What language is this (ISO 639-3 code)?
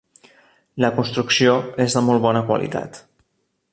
cat